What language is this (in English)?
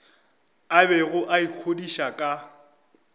Northern Sotho